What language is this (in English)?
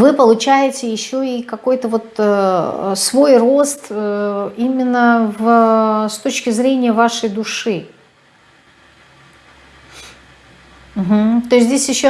Russian